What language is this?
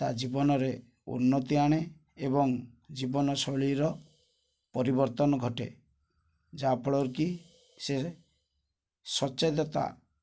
Odia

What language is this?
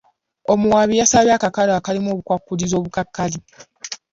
Ganda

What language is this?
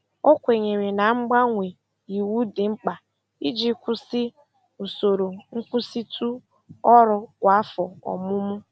Igbo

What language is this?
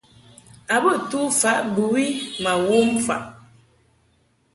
Mungaka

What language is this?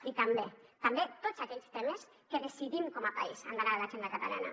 Catalan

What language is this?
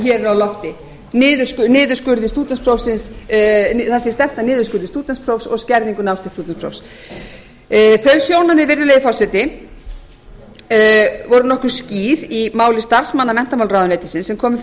Icelandic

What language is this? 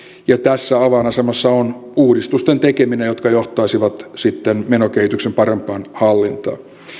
Finnish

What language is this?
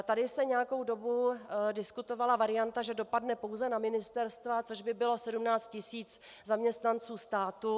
Czech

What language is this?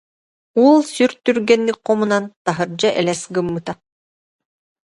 Yakut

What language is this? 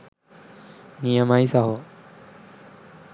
Sinhala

